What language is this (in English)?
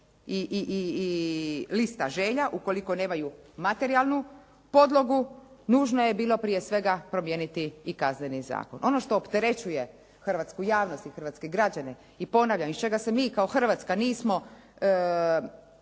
Croatian